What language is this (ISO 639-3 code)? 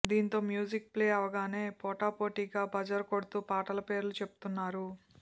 tel